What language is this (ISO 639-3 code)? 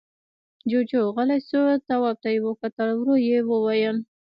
pus